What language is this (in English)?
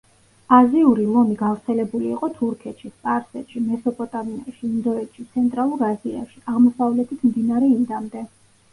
Georgian